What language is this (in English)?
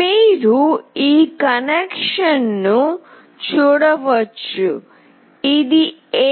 Telugu